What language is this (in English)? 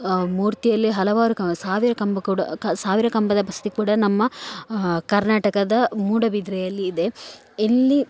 Kannada